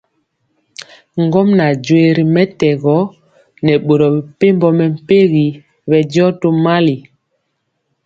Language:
Mpiemo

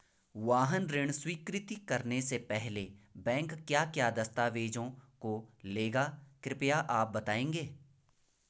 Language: Hindi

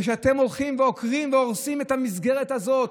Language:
Hebrew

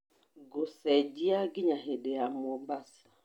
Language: Kikuyu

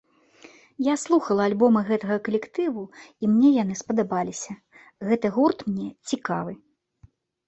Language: Belarusian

